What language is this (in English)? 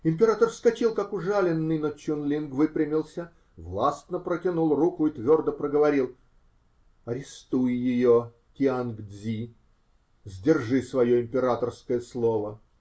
Russian